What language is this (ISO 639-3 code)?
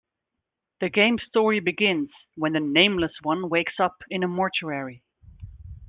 eng